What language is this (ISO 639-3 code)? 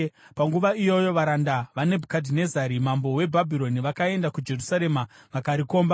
sna